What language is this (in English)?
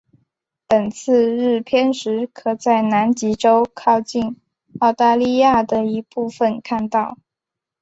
Chinese